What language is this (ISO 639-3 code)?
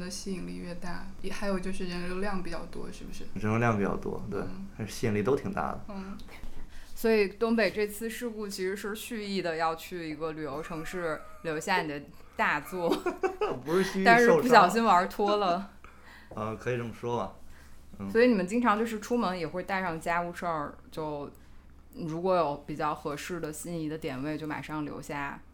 zho